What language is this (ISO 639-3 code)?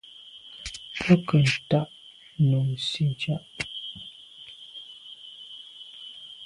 byv